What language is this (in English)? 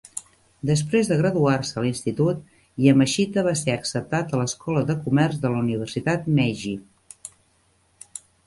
Catalan